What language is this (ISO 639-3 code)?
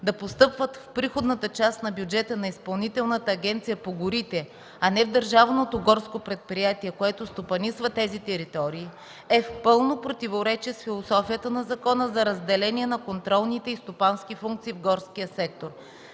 bul